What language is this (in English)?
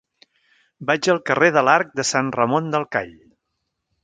Catalan